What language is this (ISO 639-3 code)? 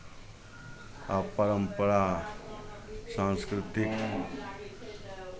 mai